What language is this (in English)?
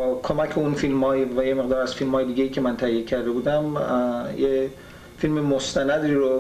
Persian